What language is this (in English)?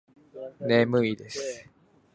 Japanese